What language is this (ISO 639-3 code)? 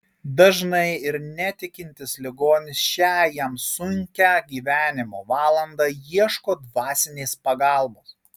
lit